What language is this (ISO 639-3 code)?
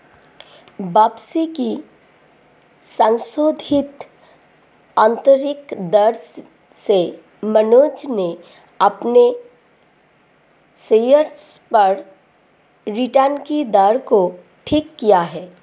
hin